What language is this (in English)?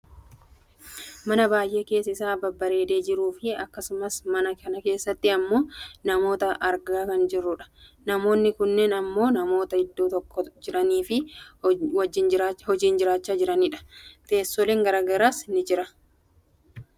Oromo